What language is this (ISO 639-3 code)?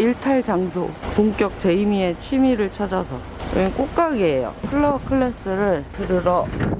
kor